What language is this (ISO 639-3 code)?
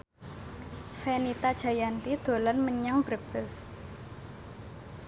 jav